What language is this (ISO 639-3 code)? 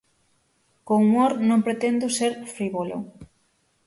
glg